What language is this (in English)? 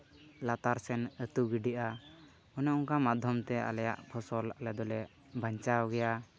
Santali